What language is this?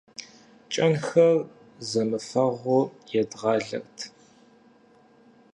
Kabardian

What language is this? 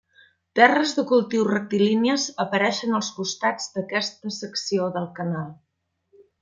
Catalan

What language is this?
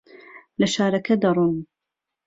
Central Kurdish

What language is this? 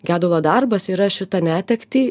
Lithuanian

